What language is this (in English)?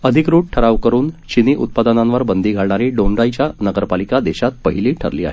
Marathi